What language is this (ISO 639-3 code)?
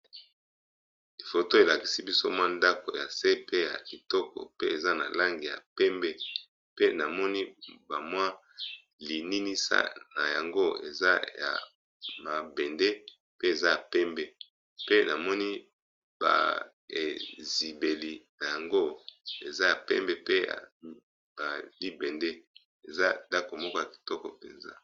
lin